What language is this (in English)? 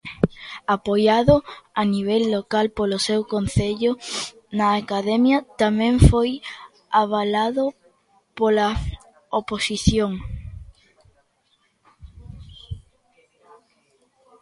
Galician